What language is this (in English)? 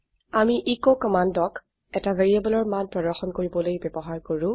Assamese